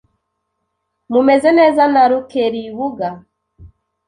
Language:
Kinyarwanda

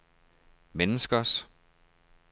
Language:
Danish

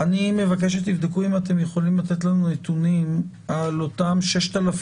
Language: Hebrew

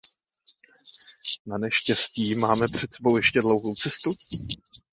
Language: Czech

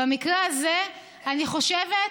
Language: Hebrew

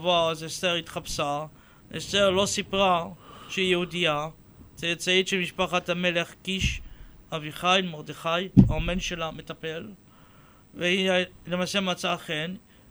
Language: Hebrew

